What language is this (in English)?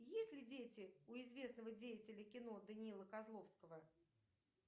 Russian